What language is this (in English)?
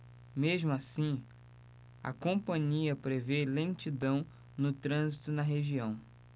Portuguese